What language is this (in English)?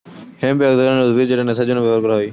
Bangla